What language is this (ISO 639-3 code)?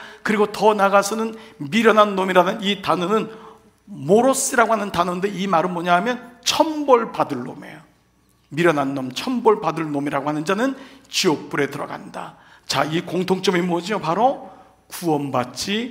kor